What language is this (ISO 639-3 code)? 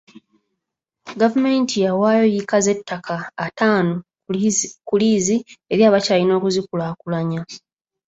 lug